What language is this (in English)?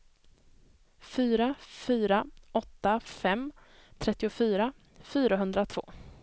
Swedish